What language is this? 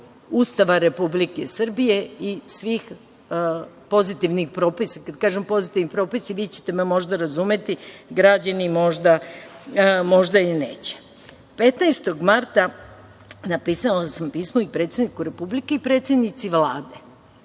Serbian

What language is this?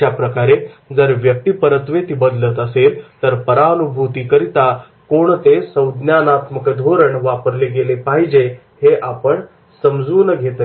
Marathi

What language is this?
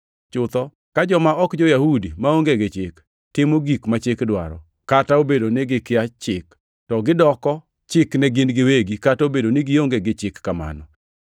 Luo (Kenya and Tanzania)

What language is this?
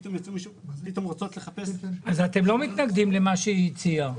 Hebrew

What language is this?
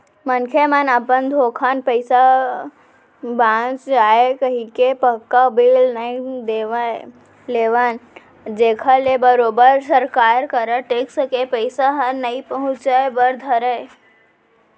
Chhattisgarhi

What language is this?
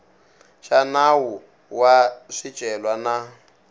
Tsonga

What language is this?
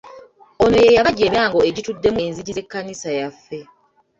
Ganda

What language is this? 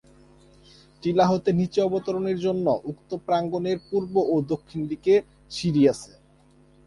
Bangla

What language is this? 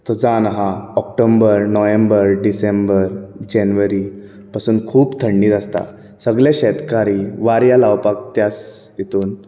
Konkani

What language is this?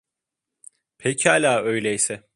Turkish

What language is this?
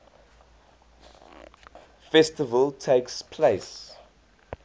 English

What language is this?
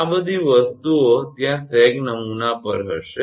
Gujarati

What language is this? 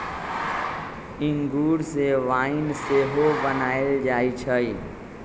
Magahi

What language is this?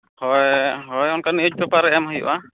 Santali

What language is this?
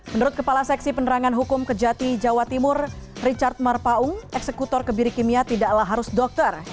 Indonesian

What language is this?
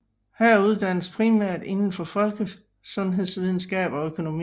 Danish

